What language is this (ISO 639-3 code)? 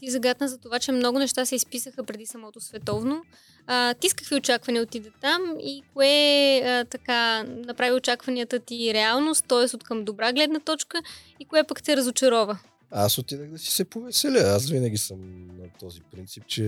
bul